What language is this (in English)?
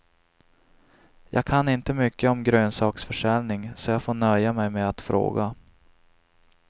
Swedish